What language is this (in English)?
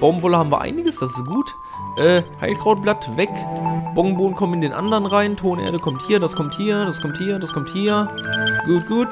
German